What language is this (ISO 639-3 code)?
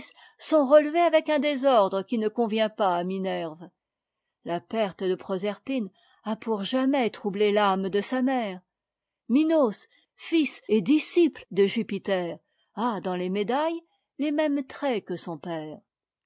fra